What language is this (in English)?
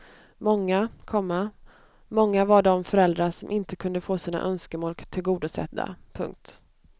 Swedish